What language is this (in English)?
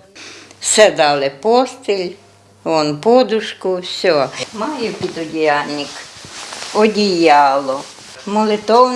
Ukrainian